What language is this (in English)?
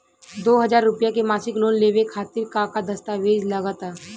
Bhojpuri